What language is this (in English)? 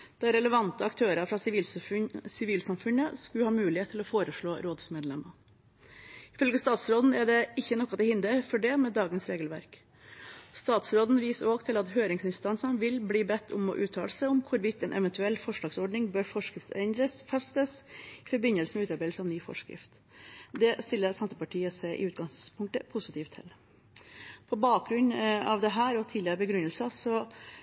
Norwegian Bokmål